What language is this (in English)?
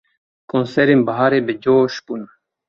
Kurdish